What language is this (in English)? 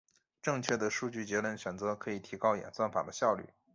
Chinese